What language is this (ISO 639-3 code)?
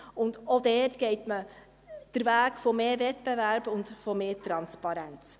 gsw